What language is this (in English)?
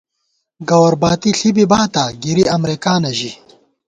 Gawar-Bati